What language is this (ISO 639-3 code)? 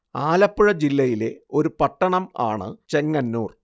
mal